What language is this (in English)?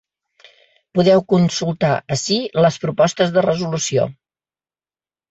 Catalan